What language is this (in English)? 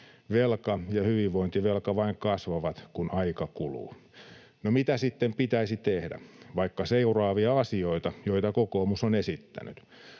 Finnish